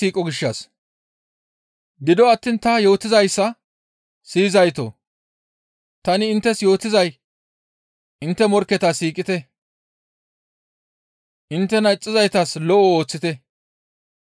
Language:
Gamo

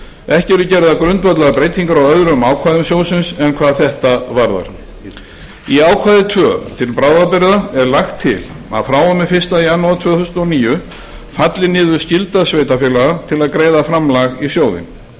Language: Icelandic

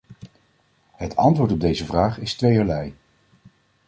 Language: Dutch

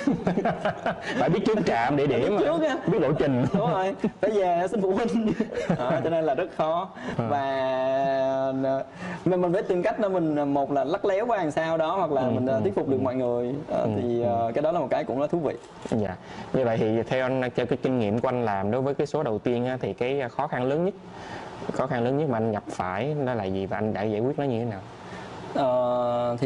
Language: Vietnamese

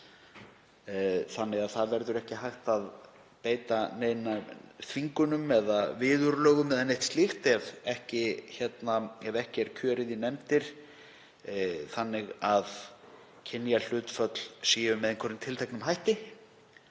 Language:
Icelandic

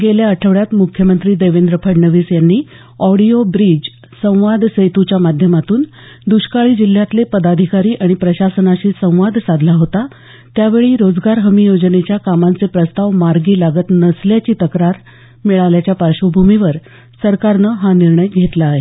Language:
Marathi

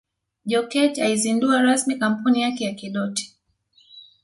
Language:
Swahili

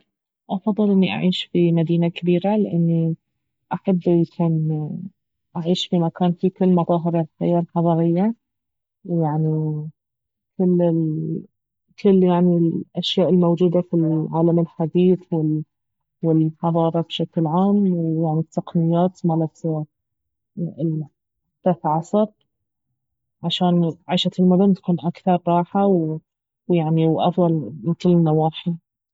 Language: Baharna Arabic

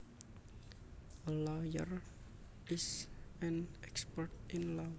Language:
Javanese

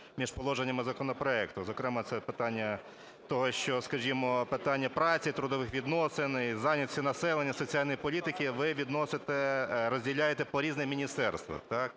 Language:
Ukrainian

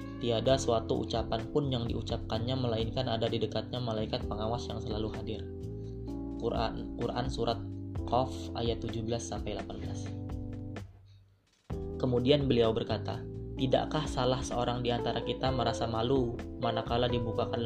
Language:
Indonesian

